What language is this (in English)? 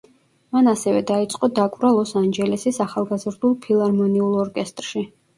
Georgian